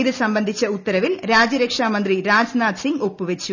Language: Malayalam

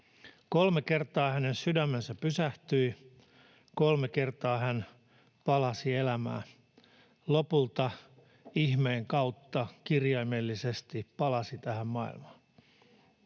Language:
Finnish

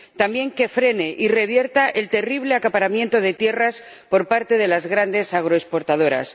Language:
Spanish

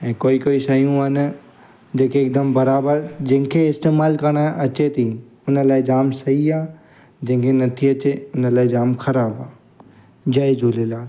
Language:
Sindhi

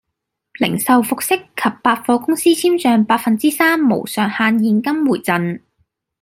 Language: Cantonese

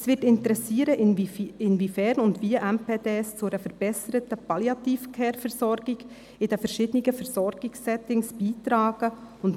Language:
Swiss German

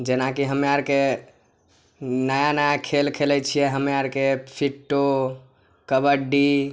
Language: Maithili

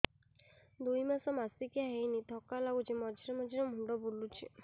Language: Odia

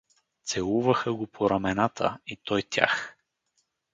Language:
Bulgarian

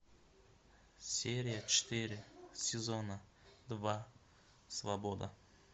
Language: Russian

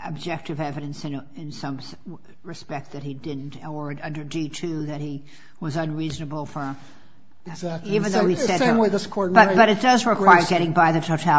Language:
English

